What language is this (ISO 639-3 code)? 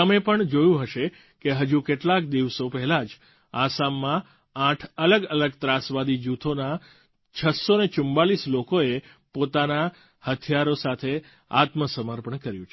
guj